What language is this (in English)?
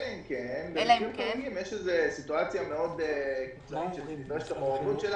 Hebrew